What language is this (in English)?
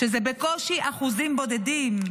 Hebrew